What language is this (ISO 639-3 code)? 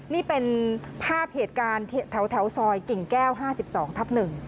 tha